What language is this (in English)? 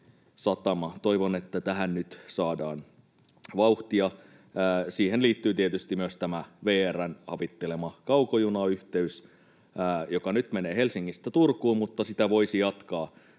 Finnish